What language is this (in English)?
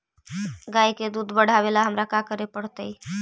Magahi